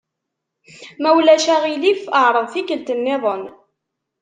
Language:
Kabyle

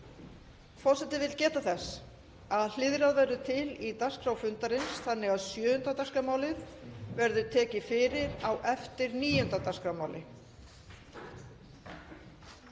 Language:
Icelandic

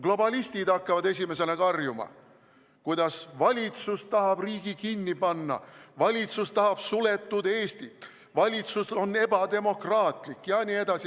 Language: Estonian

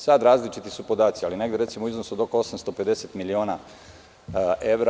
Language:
Serbian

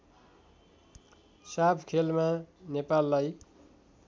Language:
Nepali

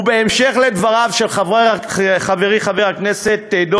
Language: Hebrew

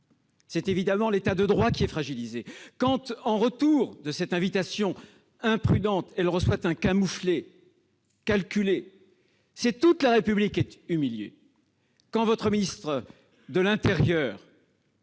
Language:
French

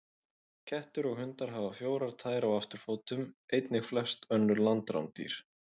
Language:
Icelandic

